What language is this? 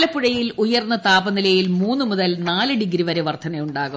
Malayalam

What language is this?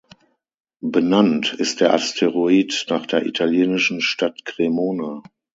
German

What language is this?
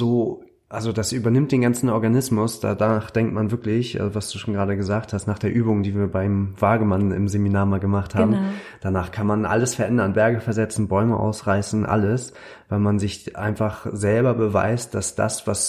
German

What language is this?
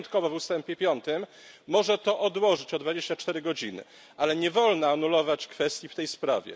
Polish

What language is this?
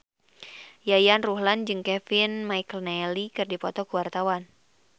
Sundanese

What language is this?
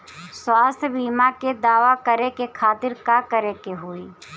Bhojpuri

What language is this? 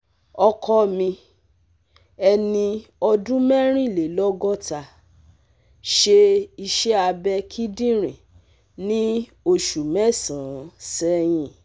Yoruba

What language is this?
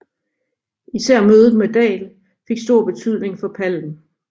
Danish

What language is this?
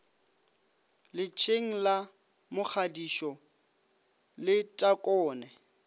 Northern Sotho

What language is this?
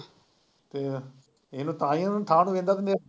Punjabi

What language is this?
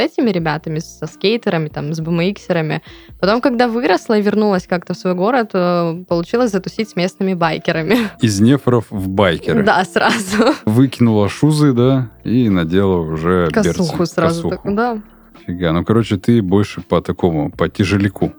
Russian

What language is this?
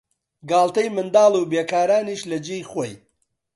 Central Kurdish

